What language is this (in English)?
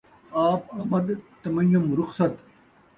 Saraiki